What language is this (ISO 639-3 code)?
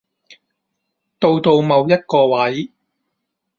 yue